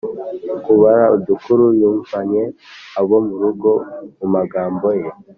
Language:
Kinyarwanda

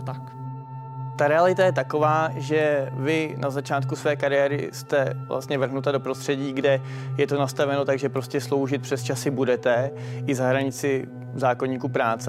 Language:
Czech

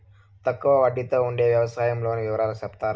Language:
Telugu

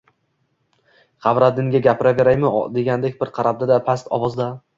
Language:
Uzbek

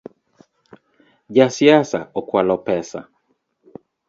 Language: Luo (Kenya and Tanzania)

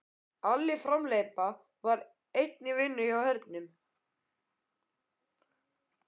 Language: Icelandic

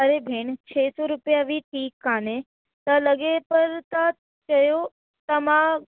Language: Sindhi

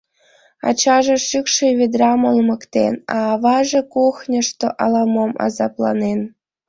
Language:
Mari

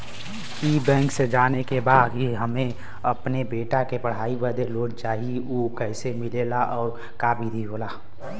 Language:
Bhojpuri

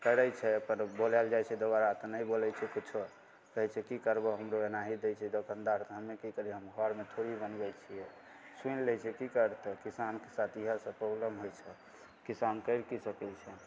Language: Maithili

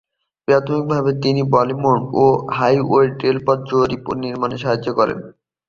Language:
Bangla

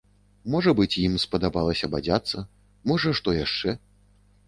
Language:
Belarusian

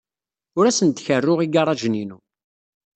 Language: Kabyle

